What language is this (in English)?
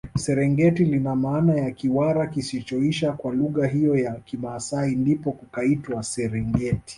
Swahili